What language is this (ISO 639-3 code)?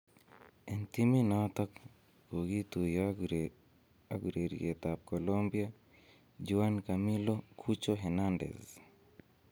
kln